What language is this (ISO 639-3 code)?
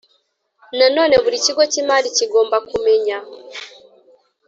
kin